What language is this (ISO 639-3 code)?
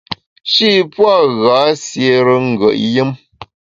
bax